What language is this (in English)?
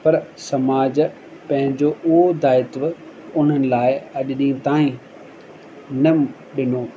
Sindhi